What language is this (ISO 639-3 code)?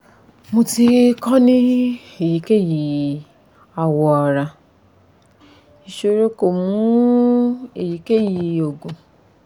yor